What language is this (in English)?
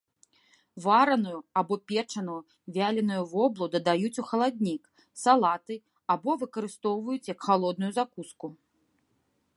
Belarusian